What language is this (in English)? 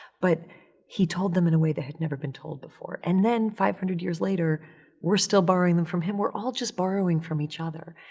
English